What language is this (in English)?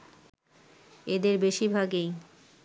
Bangla